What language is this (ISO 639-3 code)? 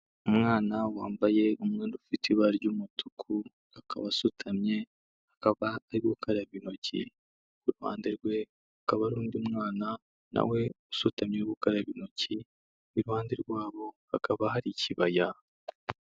kin